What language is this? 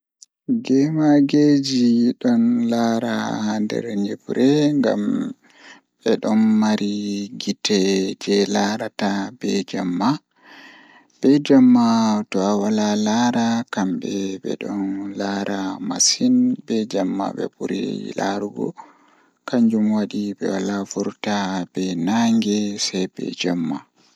Fula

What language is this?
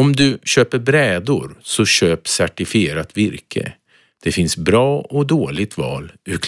Swedish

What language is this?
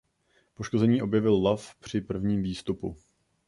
Czech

